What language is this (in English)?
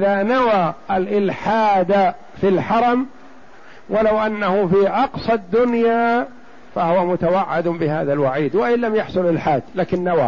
Arabic